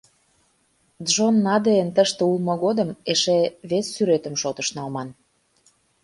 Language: Mari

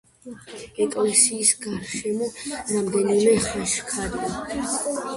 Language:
Georgian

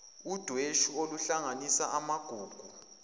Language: Zulu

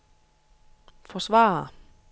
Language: Danish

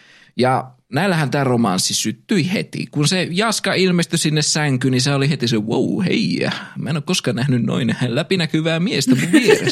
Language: Finnish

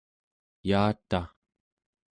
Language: Central Yupik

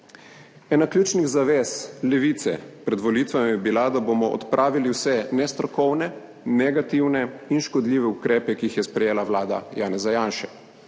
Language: Slovenian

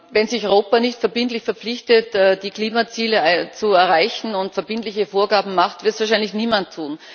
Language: German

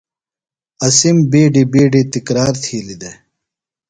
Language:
Phalura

